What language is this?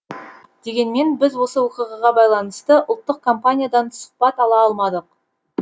Kazakh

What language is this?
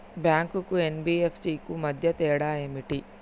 Telugu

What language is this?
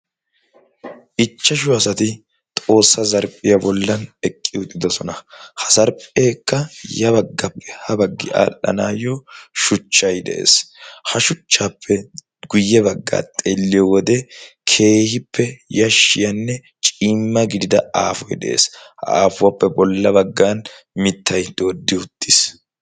Wolaytta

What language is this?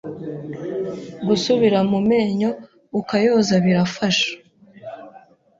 Kinyarwanda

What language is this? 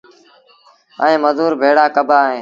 Sindhi Bhil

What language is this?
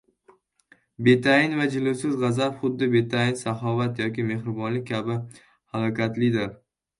Uzbek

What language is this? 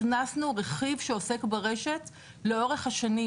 Hebrew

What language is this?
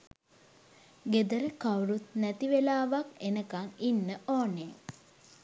Sinhala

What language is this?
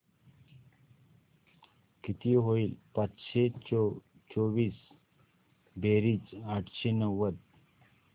Marathi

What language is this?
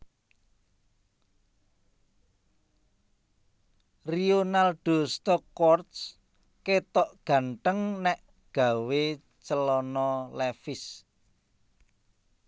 Javanese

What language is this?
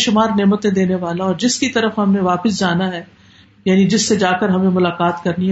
Urdu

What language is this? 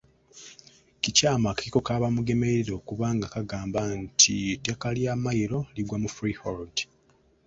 Ganda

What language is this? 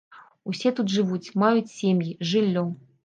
Belarusian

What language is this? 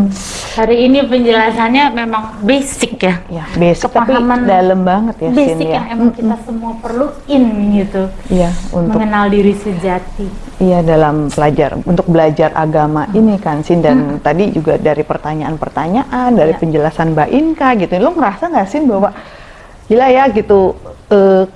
Indonesian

